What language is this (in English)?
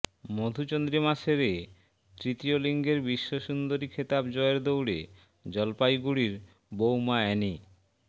Bangla